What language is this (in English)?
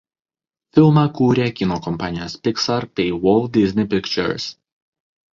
Lithuanian